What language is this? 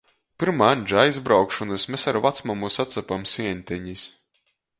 Latgalian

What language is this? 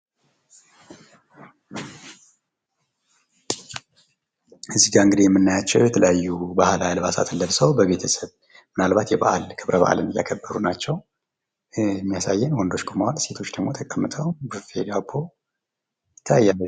Amharic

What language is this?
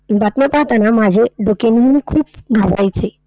Marathi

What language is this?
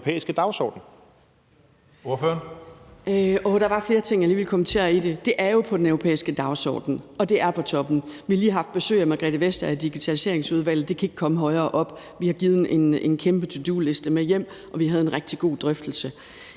Danish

